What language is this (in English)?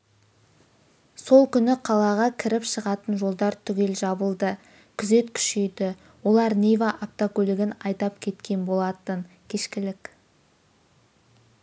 Kazakh